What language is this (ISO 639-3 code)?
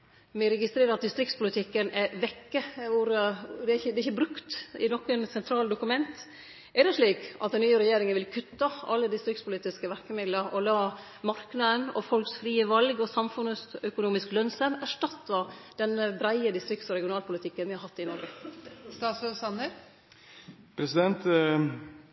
nno